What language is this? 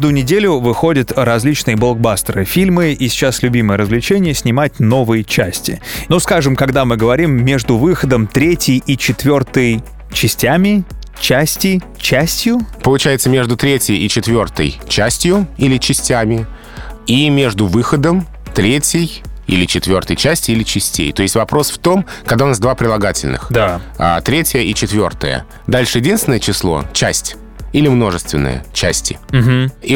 Russian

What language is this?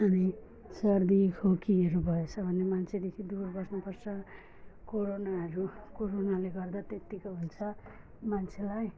Nepali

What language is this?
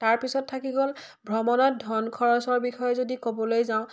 Assamese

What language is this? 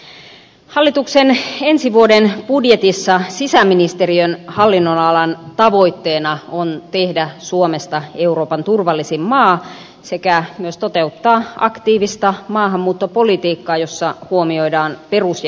Finnish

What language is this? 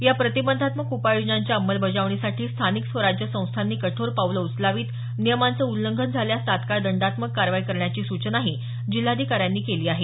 Marathi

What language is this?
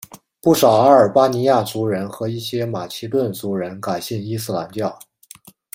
Chinese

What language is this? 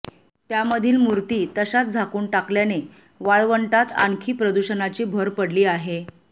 Marathi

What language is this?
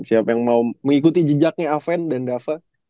Indonesian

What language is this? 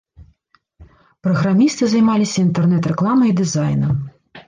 Belarusian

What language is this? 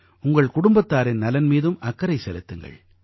Tamil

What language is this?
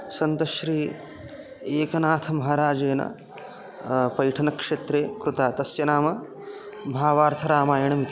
Sanskrit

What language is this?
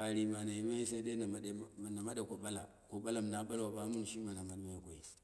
Dera (Nigeria)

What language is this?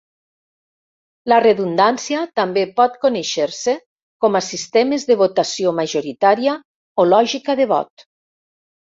Catalan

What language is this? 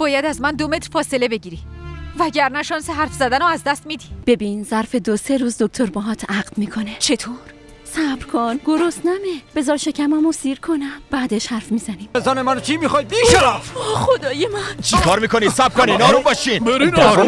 Persian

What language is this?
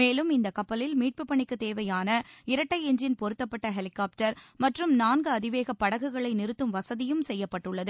Tamil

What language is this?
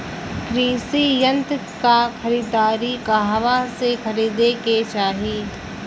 Bhojpuri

